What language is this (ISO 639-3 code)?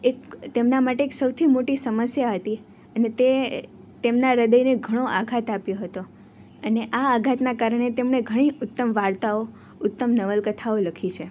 guj